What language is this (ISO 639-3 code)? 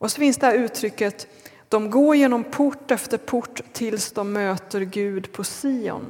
swe